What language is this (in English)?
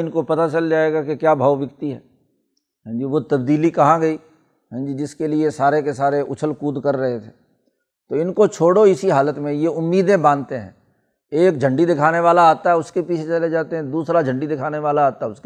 Urdu